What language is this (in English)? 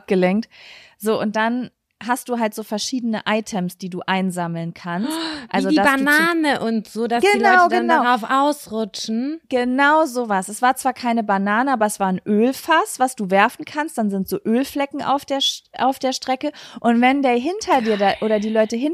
German